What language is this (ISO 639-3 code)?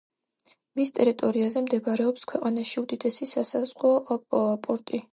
kat